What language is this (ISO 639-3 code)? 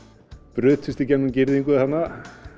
isl